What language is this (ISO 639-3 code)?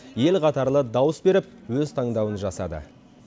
kaz